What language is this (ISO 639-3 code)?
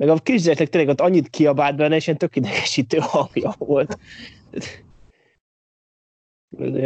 hun